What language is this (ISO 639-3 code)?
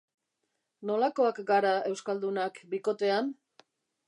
eus